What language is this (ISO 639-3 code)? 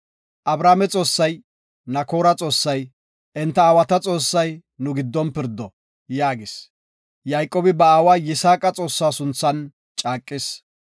gof